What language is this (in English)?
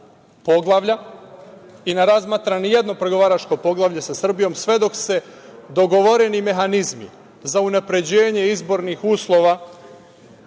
Serbian